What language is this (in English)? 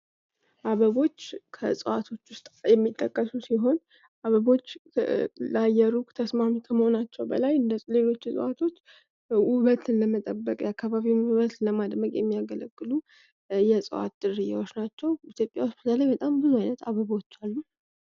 Amharic